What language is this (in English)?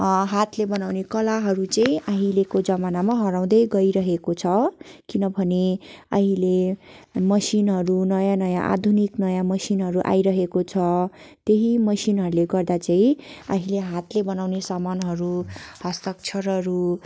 Nepali